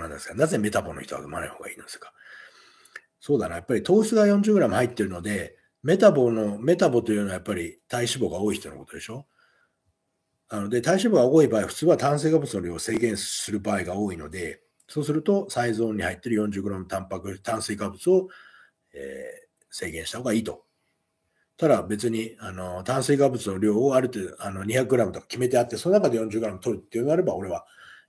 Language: Japanese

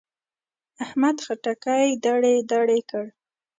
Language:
Pashto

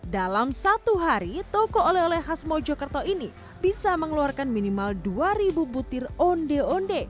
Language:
Indonesian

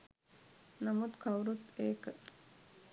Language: Sinhala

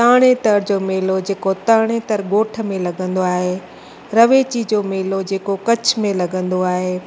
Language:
Sindhi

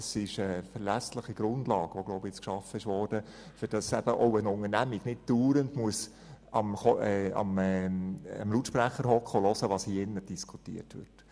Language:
Swiss German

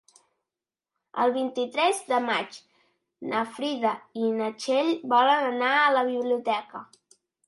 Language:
Catalan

